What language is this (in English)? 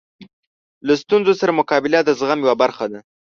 Pashto